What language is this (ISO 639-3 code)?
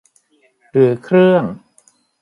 tha